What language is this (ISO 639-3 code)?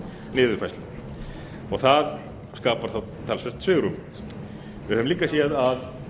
isl